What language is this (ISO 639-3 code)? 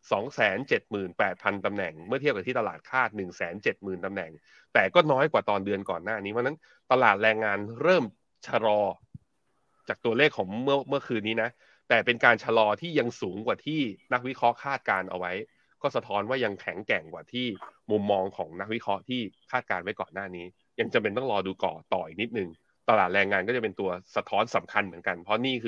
tha